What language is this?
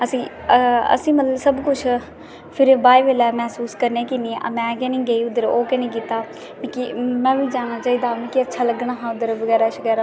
Dogri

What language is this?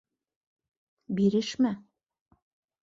Bashkir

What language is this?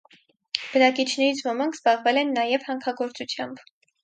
Armenian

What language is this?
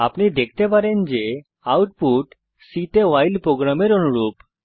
Bangla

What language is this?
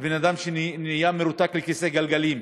Hebrew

